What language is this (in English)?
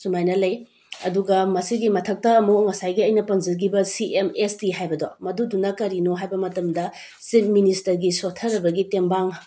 Manipuri